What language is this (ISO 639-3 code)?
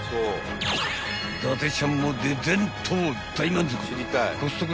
jpn